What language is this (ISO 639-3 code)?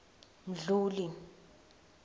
ssw